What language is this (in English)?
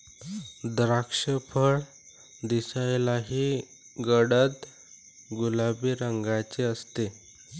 Marathi